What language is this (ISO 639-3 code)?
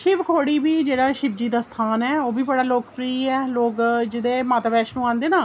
doi